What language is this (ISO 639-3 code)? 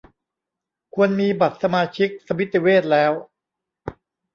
tha